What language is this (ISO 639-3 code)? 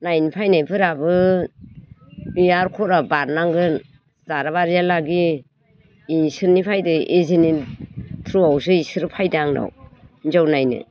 brx